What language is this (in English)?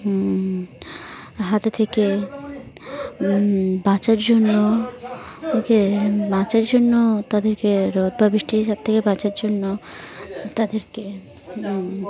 Bangla